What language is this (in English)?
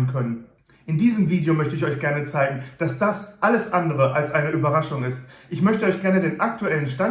German